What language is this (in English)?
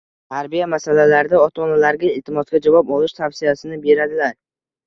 Uzbek